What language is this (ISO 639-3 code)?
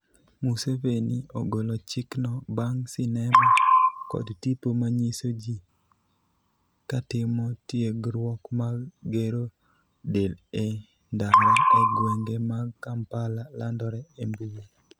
luo